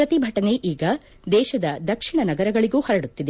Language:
Kannada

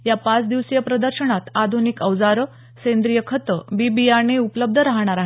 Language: Marathi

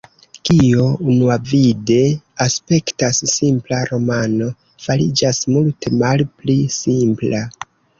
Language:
Esperanto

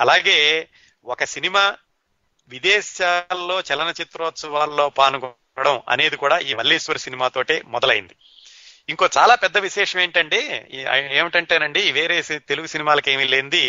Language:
Telugu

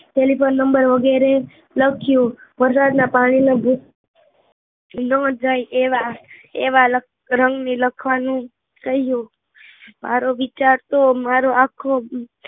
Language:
Gujarati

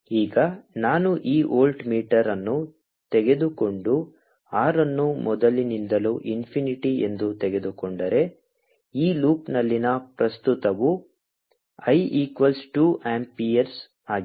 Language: Kannada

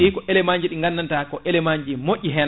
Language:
Fula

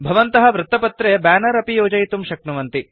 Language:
Sanskrit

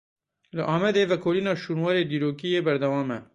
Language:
Kurdish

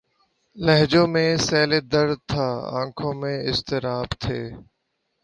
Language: Urdu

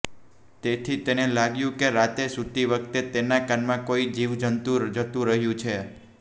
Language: Gujarati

